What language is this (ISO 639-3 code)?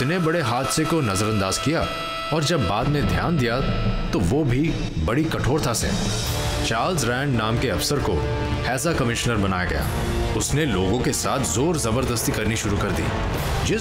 hin